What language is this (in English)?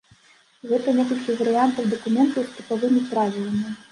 Belarusian